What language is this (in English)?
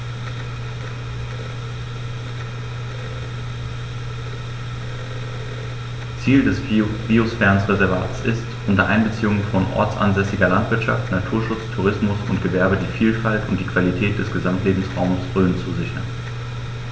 German